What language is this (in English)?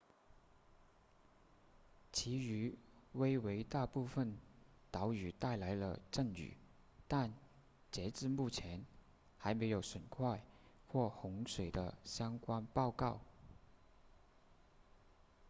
Chinese